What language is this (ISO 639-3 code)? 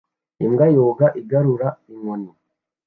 kin